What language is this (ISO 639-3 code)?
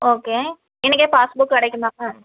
tam